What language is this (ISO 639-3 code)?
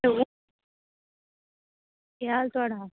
doi